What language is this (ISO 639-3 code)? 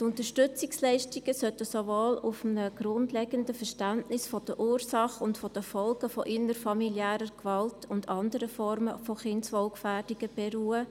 gsw